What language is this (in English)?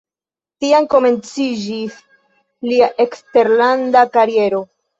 Esperanto